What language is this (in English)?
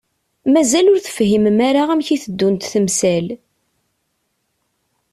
Kabyle